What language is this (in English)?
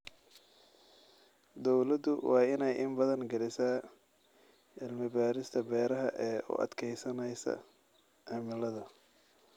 Somali